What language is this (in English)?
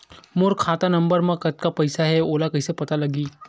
Chhattisgarhi